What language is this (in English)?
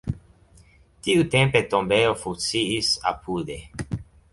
Esperanto